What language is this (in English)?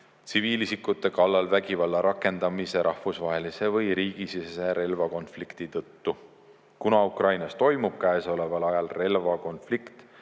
Estonian